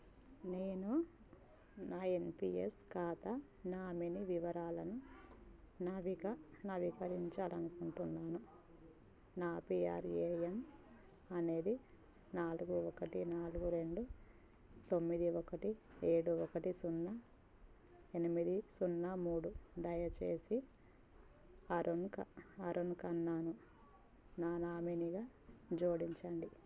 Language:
Telugu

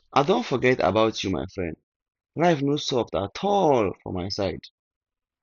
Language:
Nigerian Pidgin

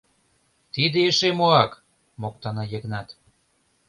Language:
Mari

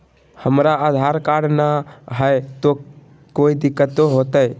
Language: Magahi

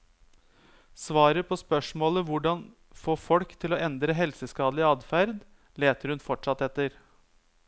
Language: Norwegian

